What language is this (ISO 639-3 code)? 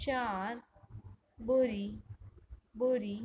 snd